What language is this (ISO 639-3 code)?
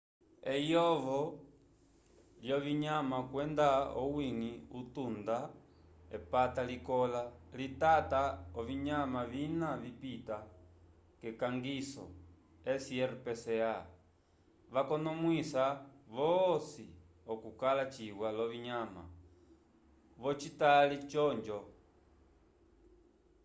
umb